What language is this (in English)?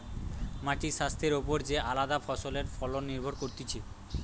Bangla